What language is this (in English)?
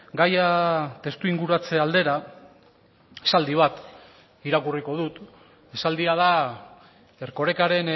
Basque